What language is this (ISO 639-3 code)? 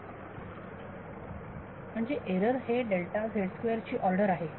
mar